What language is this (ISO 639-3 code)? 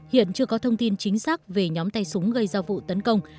vie